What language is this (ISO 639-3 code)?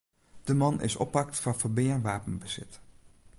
fry